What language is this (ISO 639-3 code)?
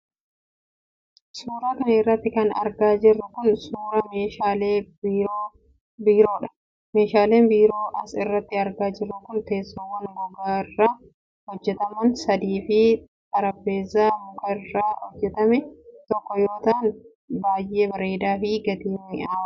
orm